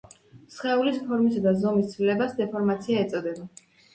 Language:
Georgian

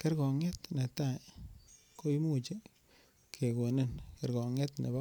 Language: Kalenjin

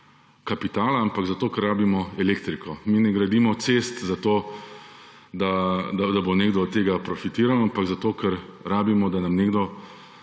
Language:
Slovenian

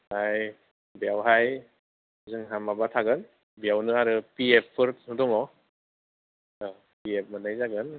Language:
Bodo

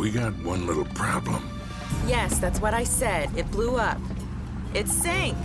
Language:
Arabic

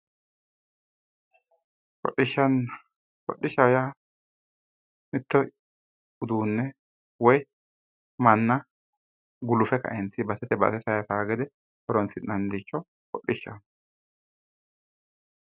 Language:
Sidamo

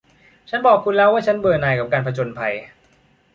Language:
Thai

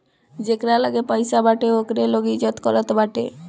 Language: Bhojpuri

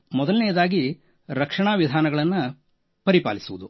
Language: Kannada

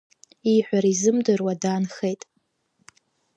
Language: Abkhazian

